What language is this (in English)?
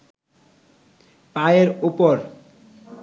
Bangla